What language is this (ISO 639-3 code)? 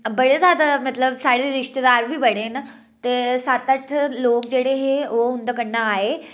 doi